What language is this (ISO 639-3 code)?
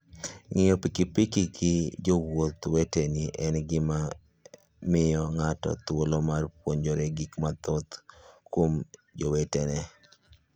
luo